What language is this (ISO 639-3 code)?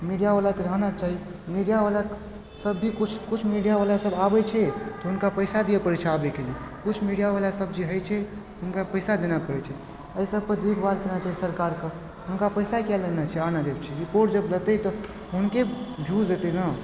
mai